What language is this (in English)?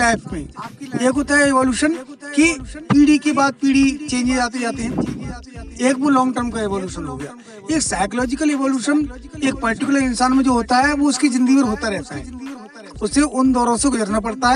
Hindi